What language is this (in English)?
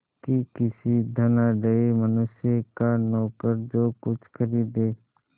Hindi